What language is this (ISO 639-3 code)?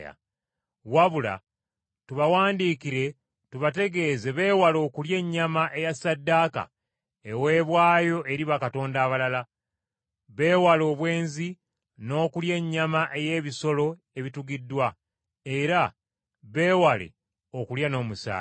lug